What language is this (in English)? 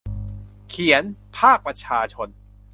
Thai